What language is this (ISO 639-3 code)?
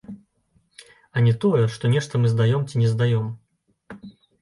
bel